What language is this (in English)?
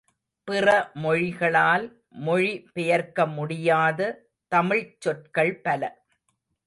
Tamil